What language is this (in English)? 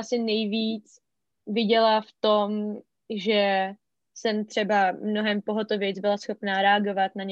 Czech